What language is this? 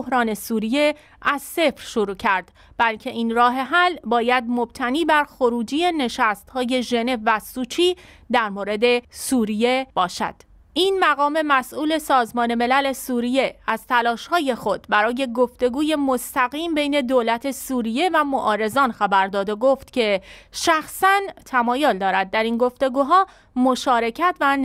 Persian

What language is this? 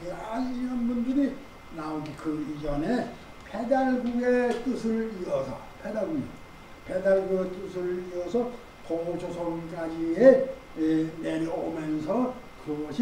Korean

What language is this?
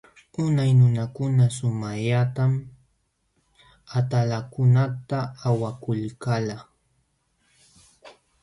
Jauja Wanca Quechua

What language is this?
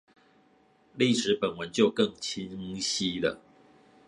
Chinese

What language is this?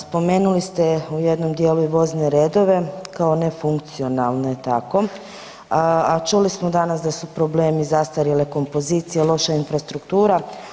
Croatian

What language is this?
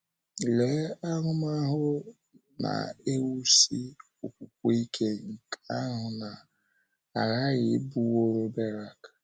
Igbo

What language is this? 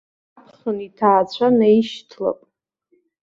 Abkhazian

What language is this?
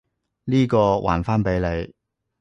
Cantonese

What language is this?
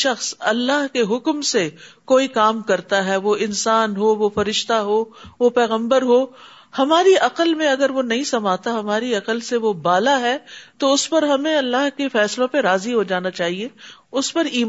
Urdu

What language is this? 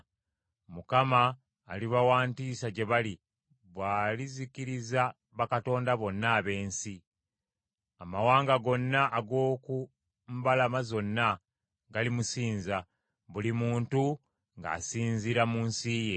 Ganda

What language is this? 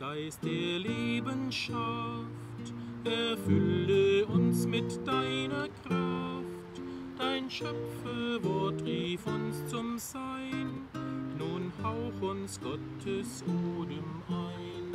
German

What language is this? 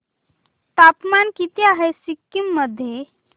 Marathi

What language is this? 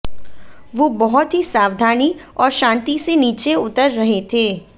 Hindi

